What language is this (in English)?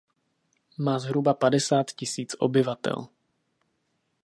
Czech